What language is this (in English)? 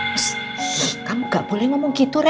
Indonesian